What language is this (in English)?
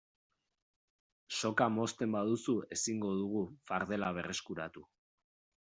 Basque